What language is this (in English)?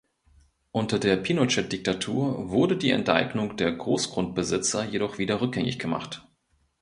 German